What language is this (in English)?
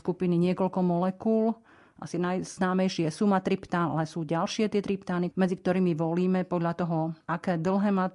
Slovak